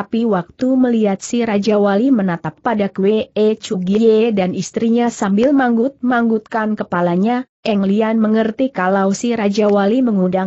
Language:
Indonesian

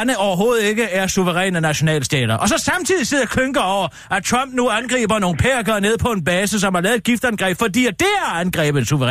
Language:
Danish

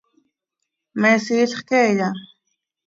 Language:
Seri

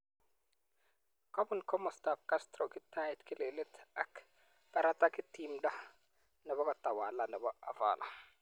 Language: Kalenjin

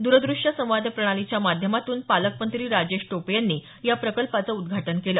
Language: Marathi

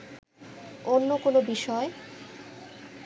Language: Bangla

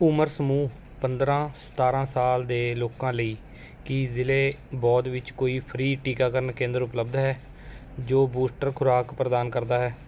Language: Punjabi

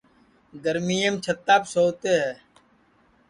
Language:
Sansi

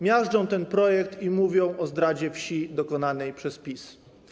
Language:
Polish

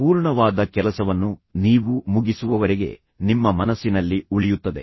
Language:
Kannada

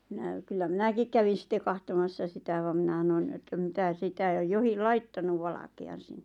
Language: Finnish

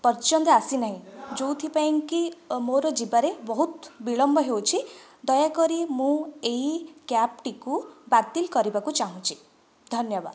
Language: Odia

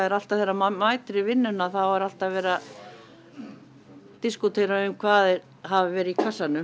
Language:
Icelandic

